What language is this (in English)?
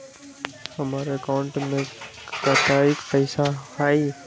Magahi